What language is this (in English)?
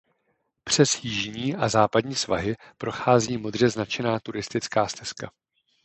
Czech